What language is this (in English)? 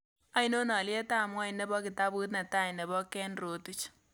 Kalenjin